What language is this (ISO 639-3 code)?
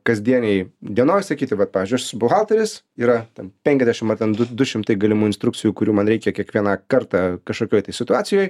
lit